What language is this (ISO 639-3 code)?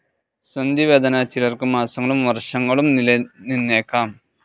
mal